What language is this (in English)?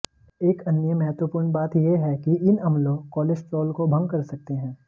Hindi